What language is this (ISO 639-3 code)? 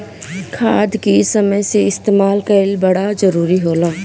bho